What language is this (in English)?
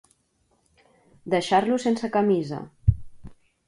Catalan